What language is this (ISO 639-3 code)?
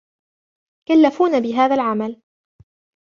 ara